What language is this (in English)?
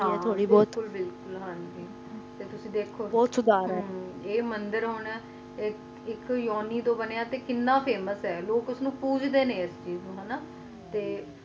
Punjabi